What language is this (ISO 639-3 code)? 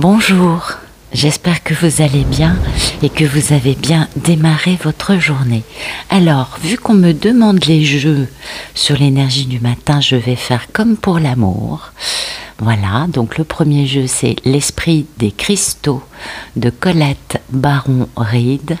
fra